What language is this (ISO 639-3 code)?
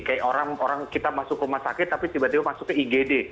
ind